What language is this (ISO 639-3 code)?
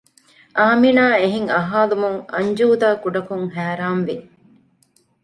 div